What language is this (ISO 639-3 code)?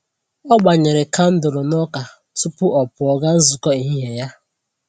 ibo